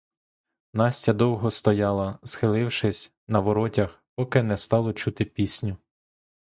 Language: Ukrainian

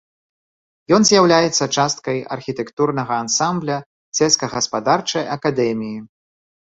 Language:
Belarusian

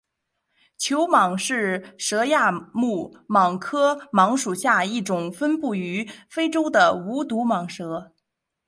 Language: Chinese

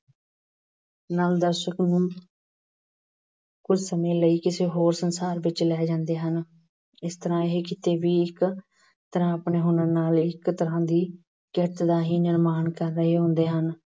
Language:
Punjabi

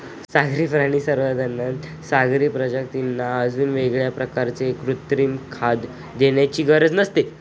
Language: Marathi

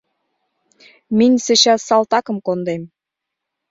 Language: Mari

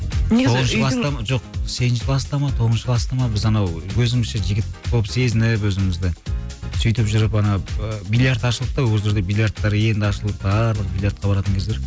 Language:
Kazakh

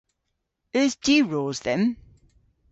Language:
Cornish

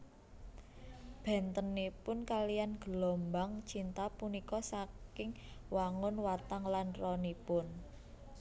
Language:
Javanese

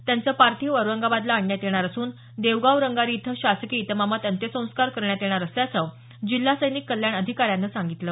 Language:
Marathi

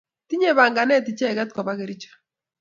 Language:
Kalenjin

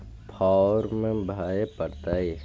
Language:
Magahi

